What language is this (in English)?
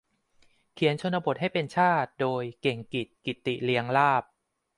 Thai